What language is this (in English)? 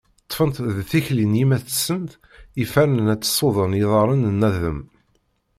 Kabyle